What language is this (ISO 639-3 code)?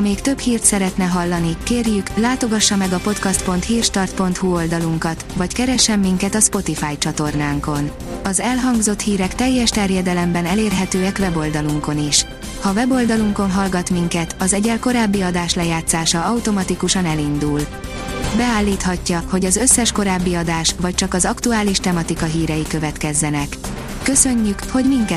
hun